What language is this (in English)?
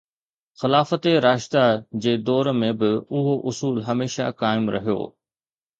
Sindhi